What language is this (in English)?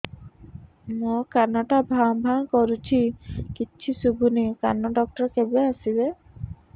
Odia